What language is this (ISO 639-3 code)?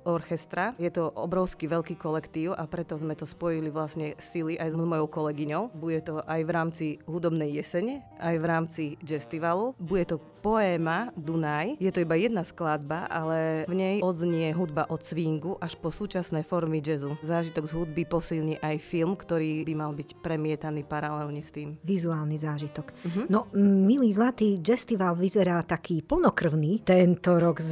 slk